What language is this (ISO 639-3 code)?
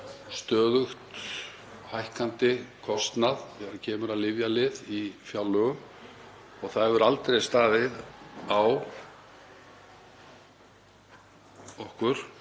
isl